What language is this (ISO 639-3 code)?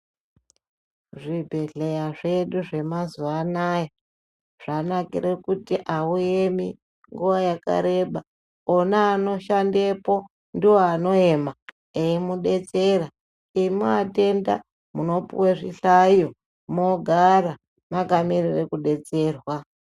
ndc